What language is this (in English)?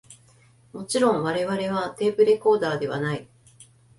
Japanese